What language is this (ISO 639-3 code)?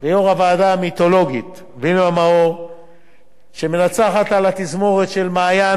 heb